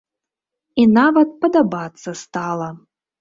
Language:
Belarusian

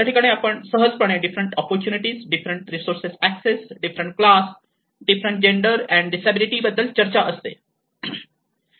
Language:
Marathi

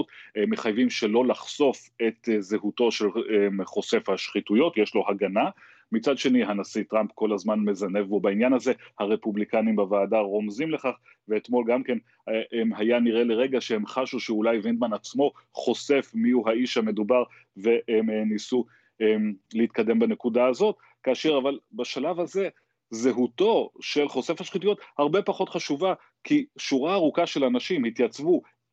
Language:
Hebrew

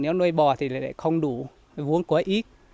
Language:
Vietnamese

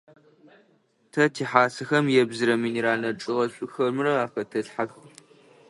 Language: Adyghe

